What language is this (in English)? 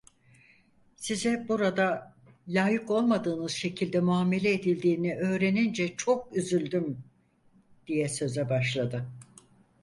Turkish